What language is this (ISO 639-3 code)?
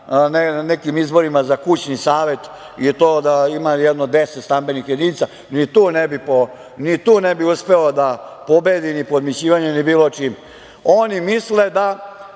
srp